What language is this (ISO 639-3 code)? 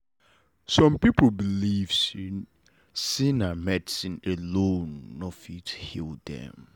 pcm